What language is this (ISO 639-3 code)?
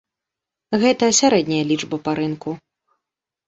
bel